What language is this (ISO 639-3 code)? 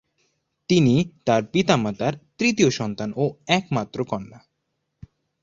ben